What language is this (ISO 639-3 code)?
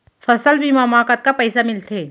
hne